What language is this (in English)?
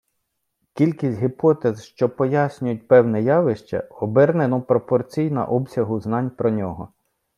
Ukrainian